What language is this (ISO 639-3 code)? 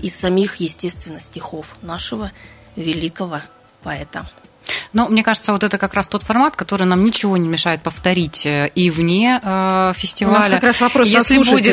rus